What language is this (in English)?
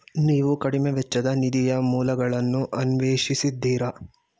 Kannada